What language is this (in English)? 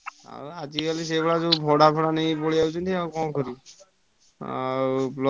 Odia